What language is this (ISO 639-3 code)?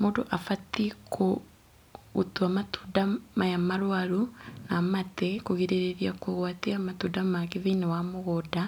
kik